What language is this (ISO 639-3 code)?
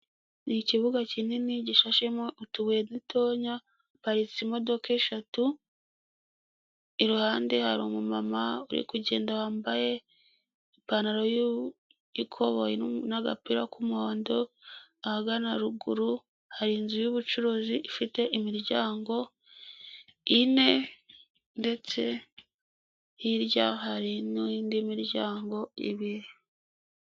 kin